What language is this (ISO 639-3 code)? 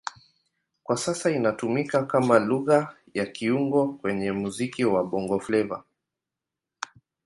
swa